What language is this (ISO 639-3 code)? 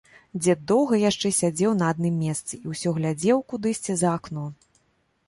bel